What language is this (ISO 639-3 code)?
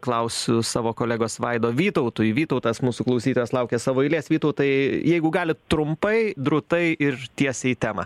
lit